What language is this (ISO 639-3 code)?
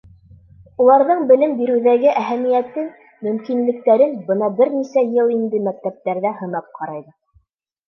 bak